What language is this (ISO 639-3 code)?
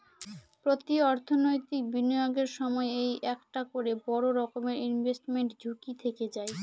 ben